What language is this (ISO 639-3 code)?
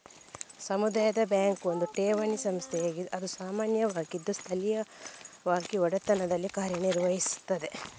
kan